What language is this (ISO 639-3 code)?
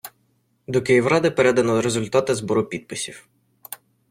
ukr